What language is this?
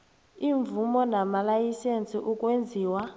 South Ndebele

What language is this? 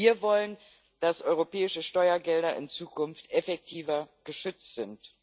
German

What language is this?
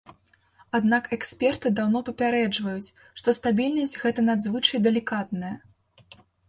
Belarusian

